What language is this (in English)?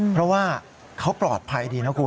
Thai